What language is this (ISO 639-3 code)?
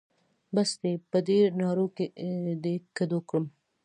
pus